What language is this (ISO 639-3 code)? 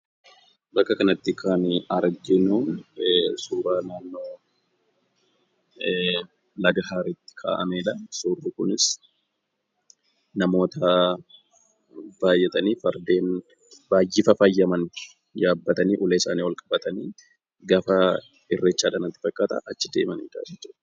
orm